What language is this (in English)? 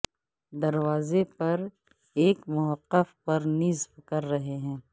Urdu